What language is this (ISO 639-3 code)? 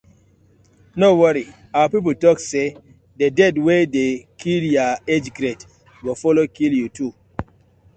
pcm